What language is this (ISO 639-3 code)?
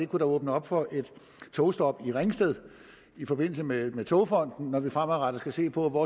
dan